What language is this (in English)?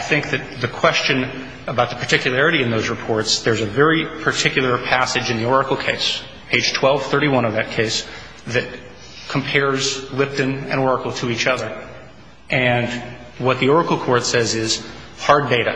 English